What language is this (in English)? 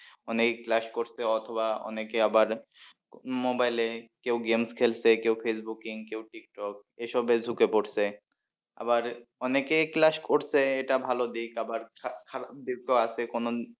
Bangla